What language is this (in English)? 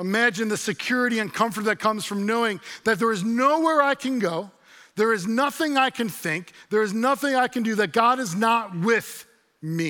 English